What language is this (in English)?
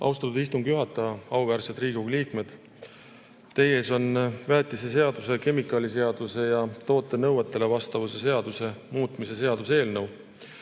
Estonian